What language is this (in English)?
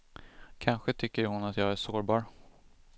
Swedish